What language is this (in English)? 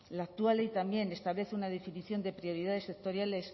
Spanish